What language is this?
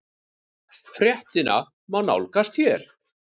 Icelandic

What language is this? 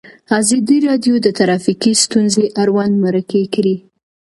Pashto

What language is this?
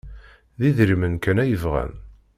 Kabyle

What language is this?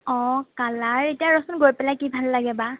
Assamese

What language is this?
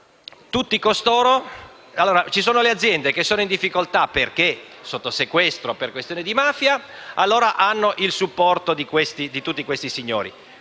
Italian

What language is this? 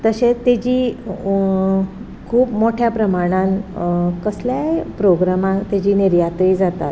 Konkani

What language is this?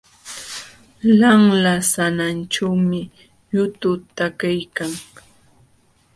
Jauja Wanca Quechua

